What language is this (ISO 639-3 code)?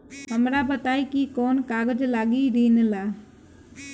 bho